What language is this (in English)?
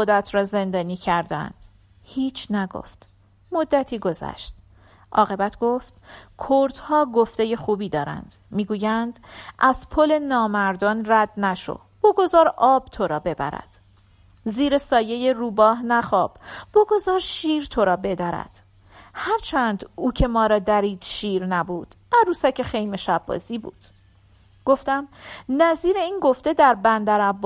Persian